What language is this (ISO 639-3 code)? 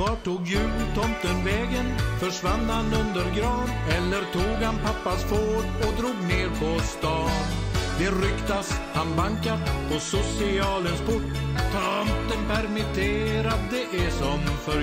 swe